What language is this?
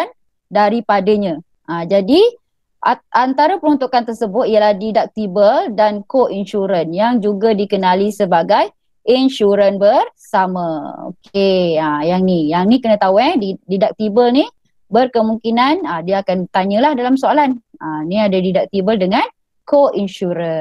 Malay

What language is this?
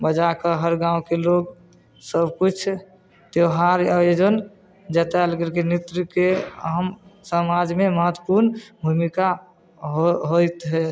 Maithili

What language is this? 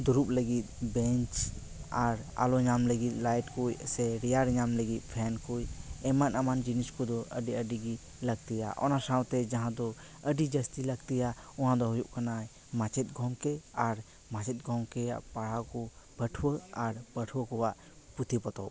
Santali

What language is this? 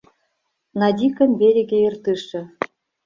Mari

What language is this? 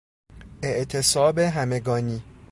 Persian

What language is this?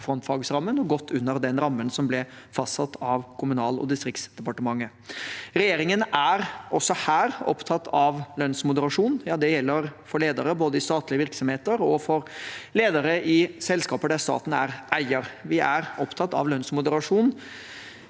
Norwegian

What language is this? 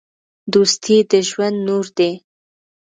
Pashto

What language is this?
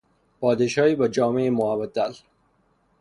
Persian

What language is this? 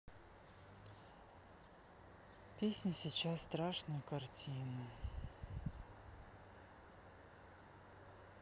Russian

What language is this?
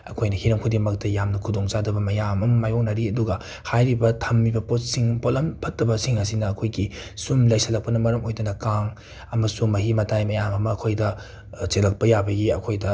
Manipuri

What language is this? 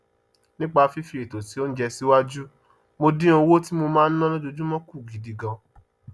Yoruba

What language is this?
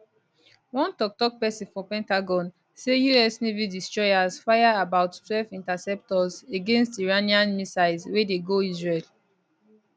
Nigerian Pidgin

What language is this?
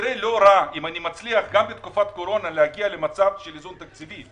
Hebrew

